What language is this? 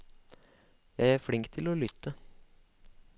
Norwegian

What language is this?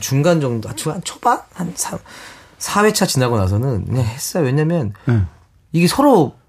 Korean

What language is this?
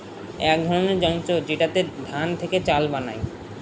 Bangla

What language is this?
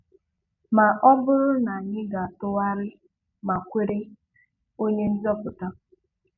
Igbo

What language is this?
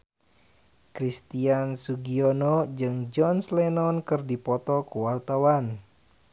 Sundanese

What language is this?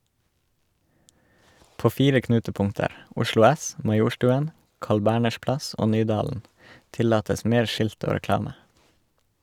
Norwegian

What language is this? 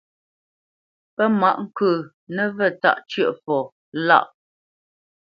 Bamenyam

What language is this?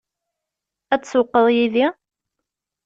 Kabyle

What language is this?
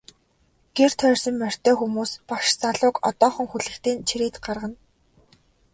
Mongolian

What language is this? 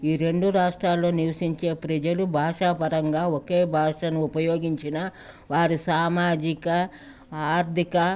Telugu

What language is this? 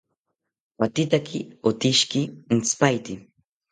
South Ucayali Ashéninka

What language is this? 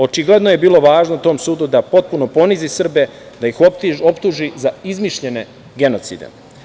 Serbian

